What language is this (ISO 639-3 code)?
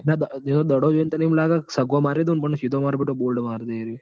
guj